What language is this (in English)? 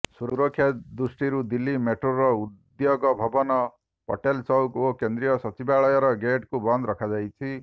Odia